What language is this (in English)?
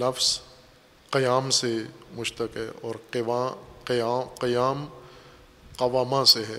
Urdu